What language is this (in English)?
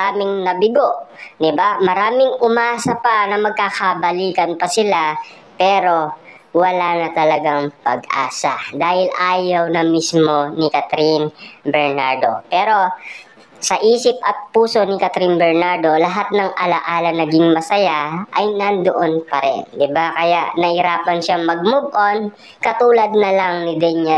Filipino